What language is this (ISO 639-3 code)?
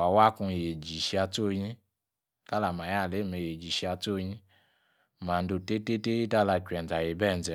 ekr